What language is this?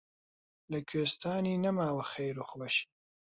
Central Kurdish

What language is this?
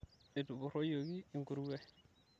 Masai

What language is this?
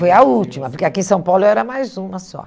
Portuguese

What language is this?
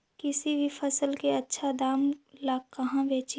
Magahi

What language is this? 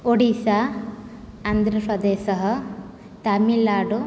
Sanskrit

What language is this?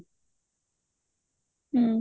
Odia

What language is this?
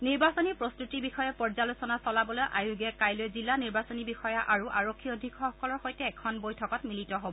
Assamese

